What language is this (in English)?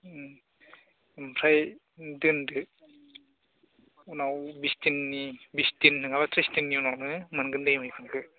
Bodo